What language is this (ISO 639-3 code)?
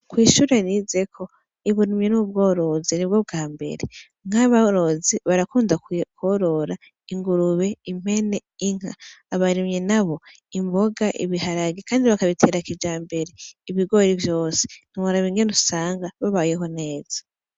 run